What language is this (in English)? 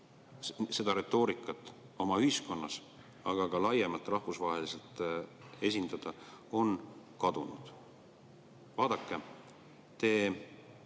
Estonian